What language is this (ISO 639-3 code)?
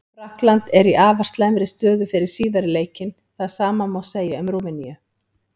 isl